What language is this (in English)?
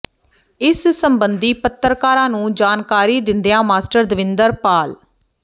Punjabi